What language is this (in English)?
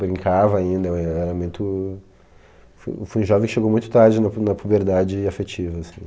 Portuguese